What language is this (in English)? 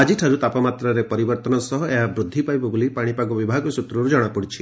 Odia